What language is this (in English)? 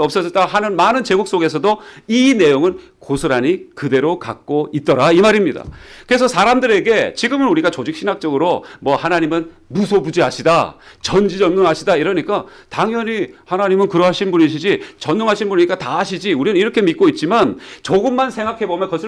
Korean